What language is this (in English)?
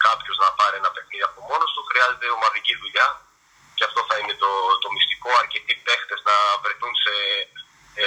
Greek